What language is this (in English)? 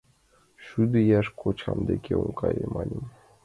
Mari